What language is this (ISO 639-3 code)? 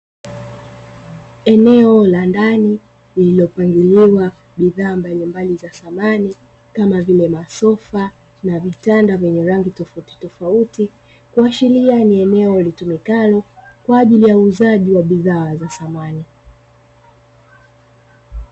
swa